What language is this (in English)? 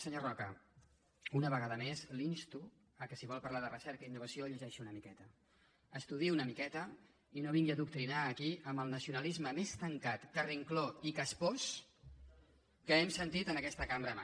Catalan